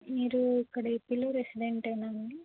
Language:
Telugu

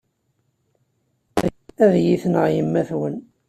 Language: Kabyle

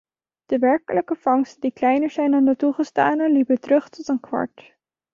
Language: Dutch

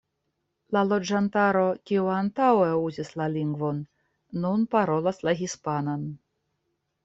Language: Esperanto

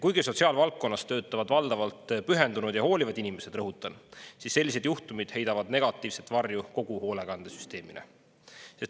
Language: Estonian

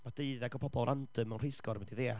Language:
Welsh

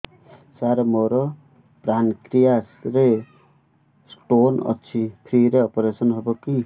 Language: Odia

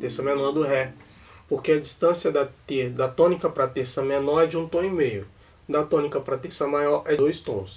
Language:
Portuguese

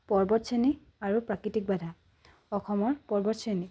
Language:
Assamese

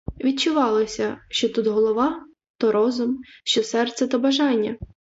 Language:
Ukrainian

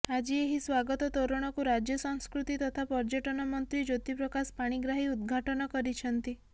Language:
Odia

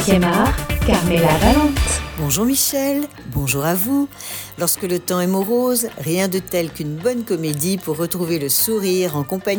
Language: French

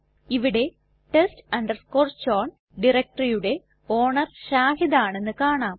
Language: Malayalam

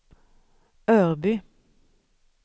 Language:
Swedish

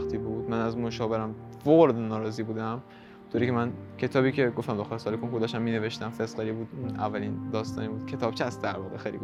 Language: Persian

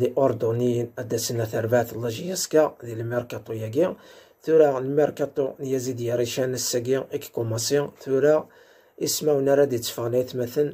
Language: Arabic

